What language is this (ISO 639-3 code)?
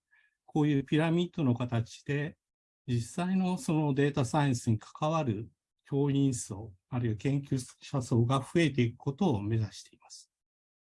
jpn